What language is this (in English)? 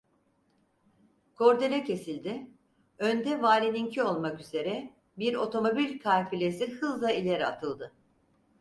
Turkish